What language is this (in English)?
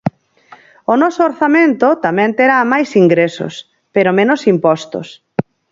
Galician